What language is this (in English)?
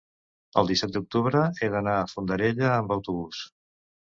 Catalan